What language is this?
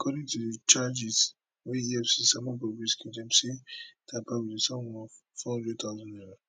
Nigerian Pidgin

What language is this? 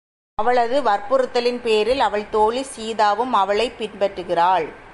Tamil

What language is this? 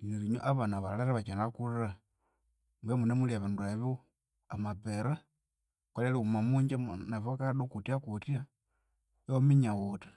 Konzo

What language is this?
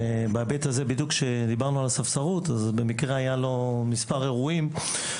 Hebrew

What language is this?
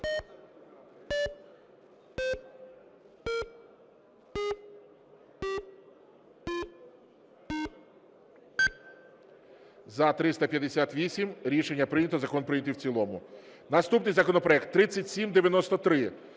Ukrainian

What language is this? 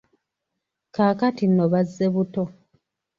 Ganda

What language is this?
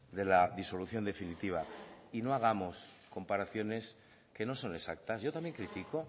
Spanish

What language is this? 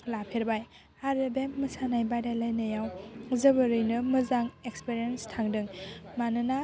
Bodo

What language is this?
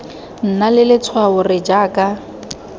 Tswana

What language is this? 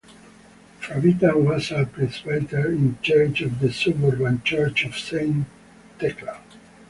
English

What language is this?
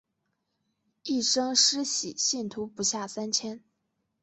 Chinese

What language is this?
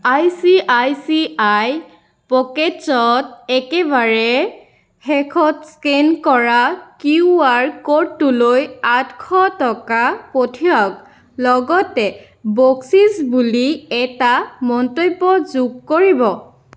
Assamese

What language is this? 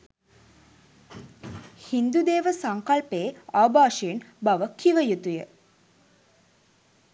Sinhala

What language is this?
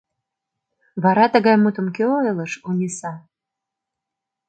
Mari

